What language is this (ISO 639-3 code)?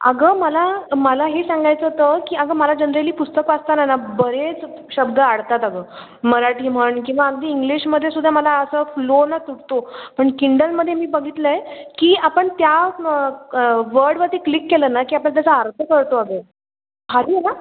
mar